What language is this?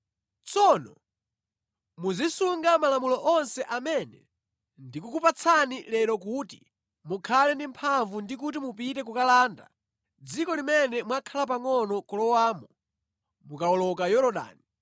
Nyanja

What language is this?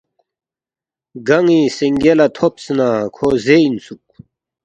Balti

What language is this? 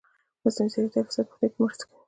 Pashto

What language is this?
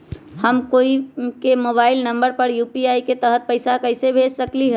Magahi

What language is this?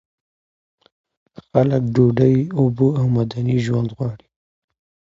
Pashto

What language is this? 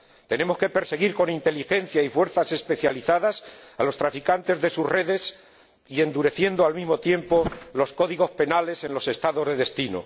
Spanish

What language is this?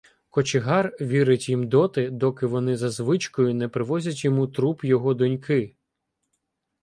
Ukrainian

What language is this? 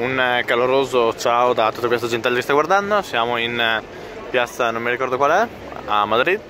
Italian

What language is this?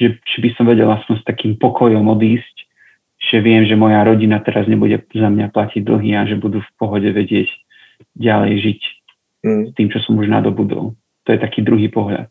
Slovak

